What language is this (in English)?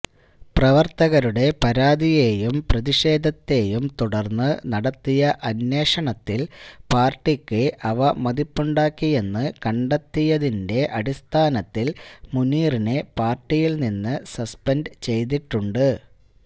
Malayalam